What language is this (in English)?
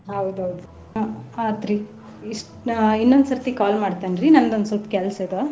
Kannada